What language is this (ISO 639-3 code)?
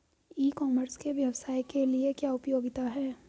hin